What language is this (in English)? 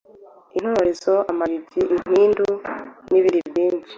Kinyarwanda